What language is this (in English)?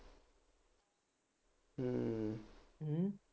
Punjabi